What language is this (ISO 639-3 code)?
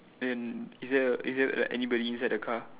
eng